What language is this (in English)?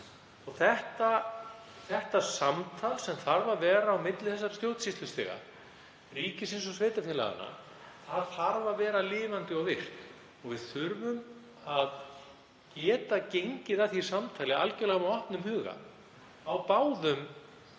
Icelandic